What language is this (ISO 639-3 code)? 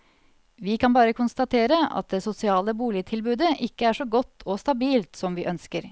nor